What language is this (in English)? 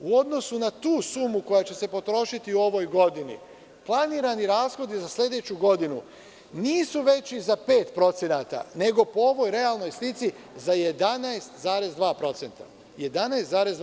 Serbian